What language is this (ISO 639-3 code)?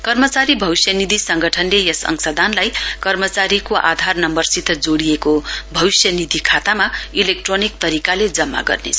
nep